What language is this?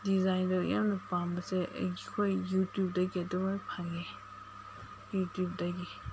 Manipuri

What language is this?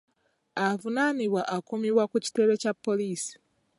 Ganda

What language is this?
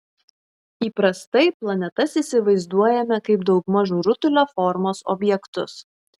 Lithuanian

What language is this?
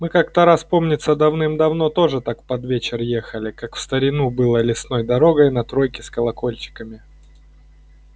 Russian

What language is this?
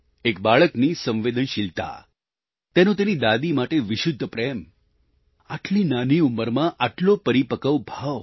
Gujarati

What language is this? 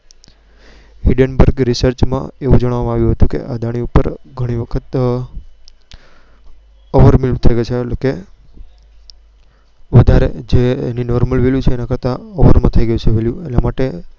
Gujarati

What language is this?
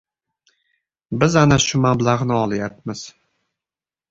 Uzbek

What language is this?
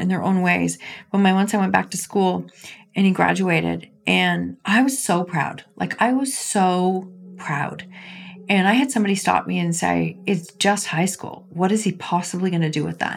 English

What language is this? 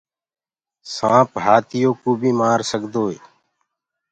Gurgula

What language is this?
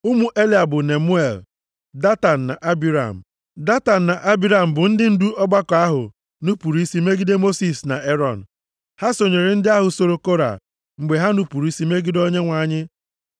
Igbo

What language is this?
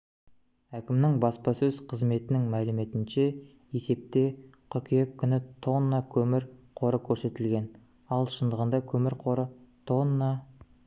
Kazakh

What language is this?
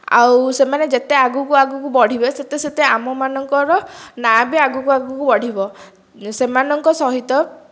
Odia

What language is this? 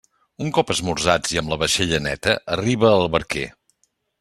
Catalan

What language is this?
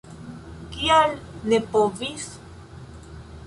Esperanto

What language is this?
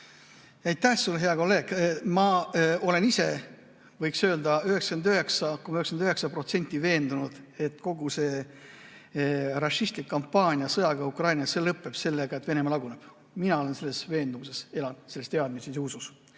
Estonian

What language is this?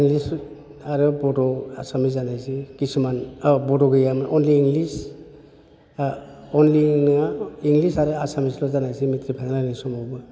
Bodo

